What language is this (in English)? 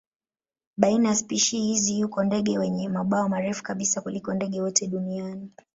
Swahili